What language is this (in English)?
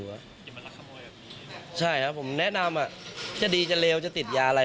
Thai